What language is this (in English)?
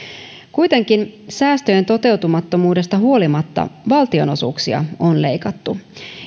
Finnish